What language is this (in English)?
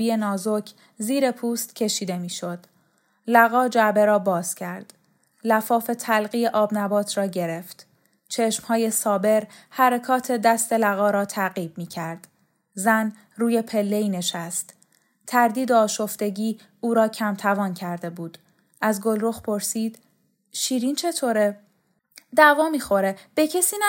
Persian